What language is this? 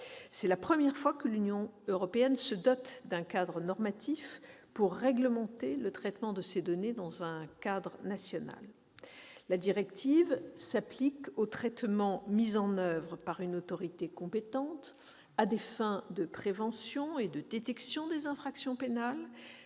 French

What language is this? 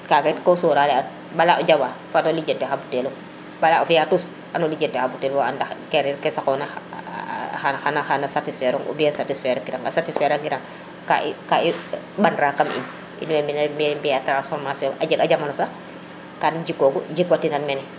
Serer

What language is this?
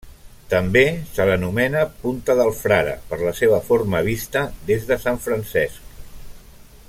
Catalan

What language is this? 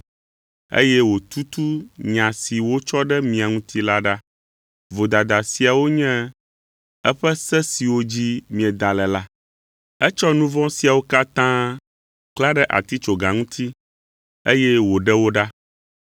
Ewe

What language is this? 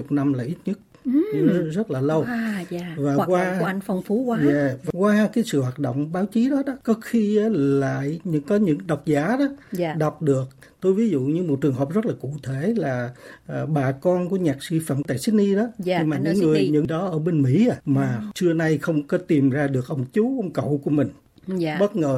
Vietnamese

